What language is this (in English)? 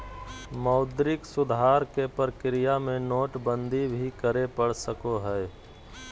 Magahi